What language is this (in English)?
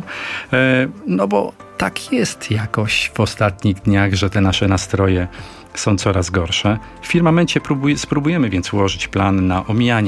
Polish